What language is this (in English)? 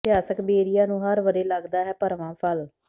Punjabi